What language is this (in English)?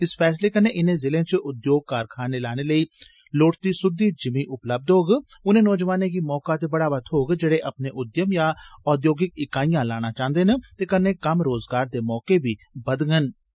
Dogri